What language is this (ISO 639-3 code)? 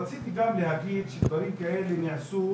heb